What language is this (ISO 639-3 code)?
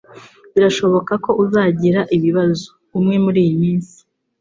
kin